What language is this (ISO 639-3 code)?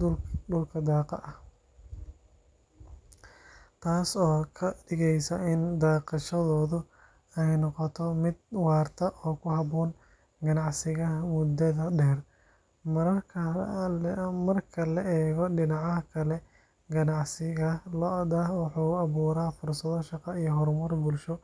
som